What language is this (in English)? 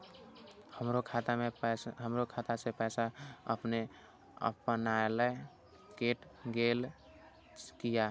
Maithili